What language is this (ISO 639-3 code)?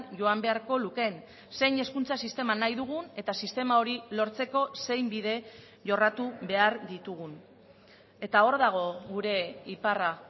eus